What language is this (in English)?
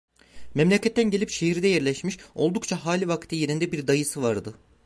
Turkish